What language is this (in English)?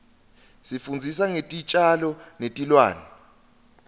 Swati